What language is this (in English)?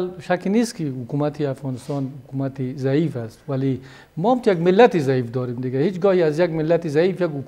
Persian